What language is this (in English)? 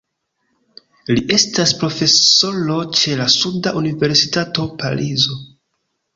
Esperanto